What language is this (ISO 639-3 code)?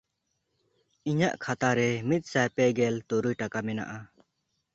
sat